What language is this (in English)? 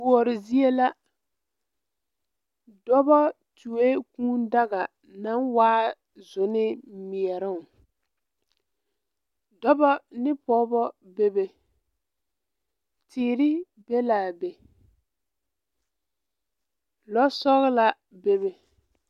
Southern Dagaare